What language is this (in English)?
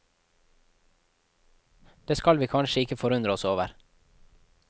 Norwegian